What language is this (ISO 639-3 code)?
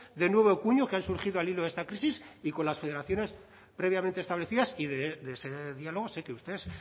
spa